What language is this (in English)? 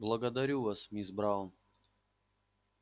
Russian